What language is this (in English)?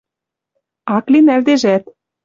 Western Mari